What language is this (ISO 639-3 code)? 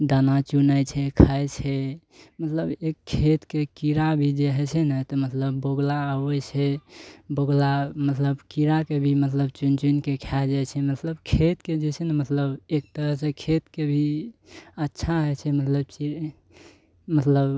mai